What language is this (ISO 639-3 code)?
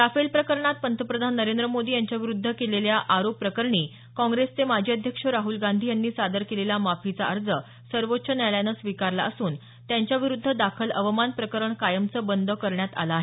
mar